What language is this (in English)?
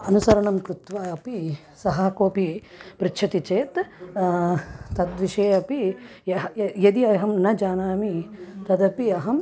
Sanskrit